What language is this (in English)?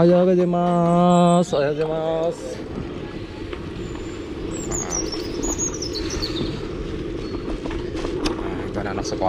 Indonesian